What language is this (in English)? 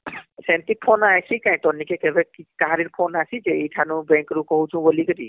Odia